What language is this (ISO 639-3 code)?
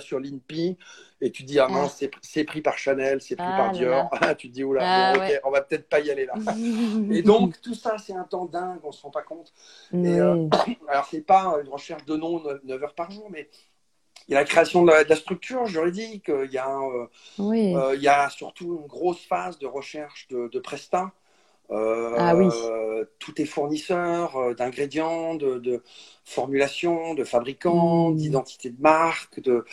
fra